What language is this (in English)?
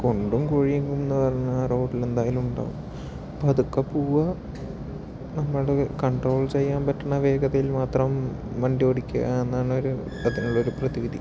Malayalam